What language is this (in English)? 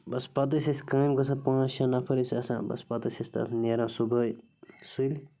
Kashmiri